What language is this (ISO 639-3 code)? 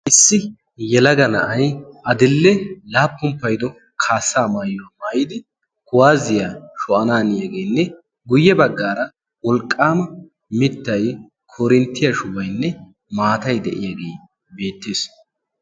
wal